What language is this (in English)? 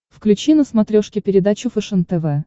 Russian